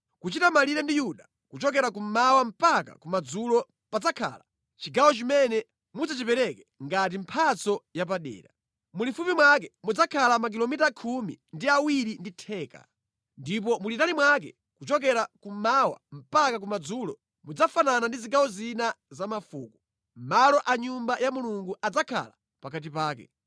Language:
Nyanja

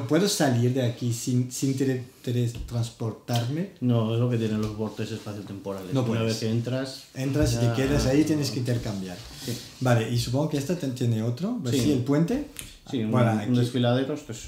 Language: Spanish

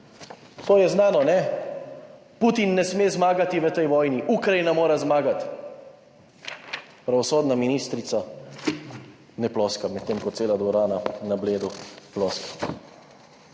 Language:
Slovenian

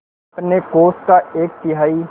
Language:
Hindi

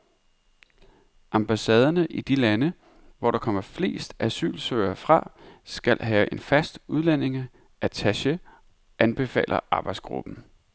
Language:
Danish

